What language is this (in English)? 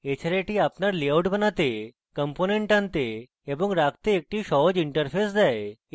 Bangla